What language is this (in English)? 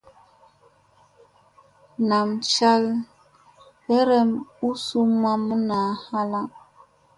Musey